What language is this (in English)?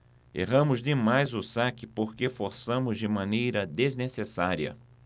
Portuguese